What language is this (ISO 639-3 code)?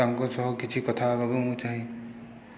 ori